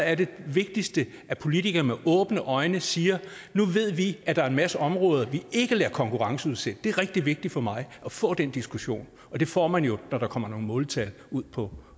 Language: Danish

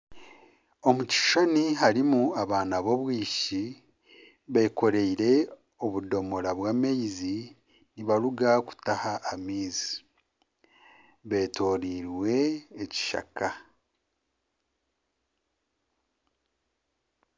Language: Nyankole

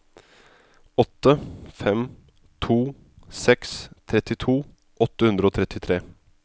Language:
Norwegian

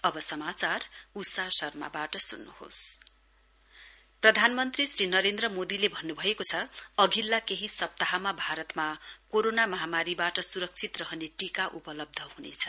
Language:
Nepali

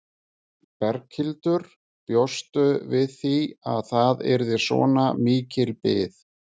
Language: Icelandic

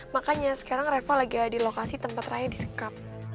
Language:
Indonesian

